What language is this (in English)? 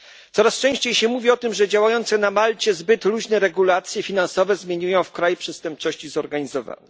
Polish